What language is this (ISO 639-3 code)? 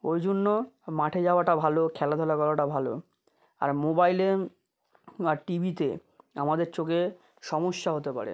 ben